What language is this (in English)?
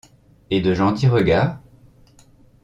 French